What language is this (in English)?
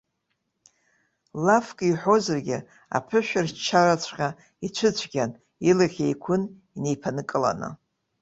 Abkhazian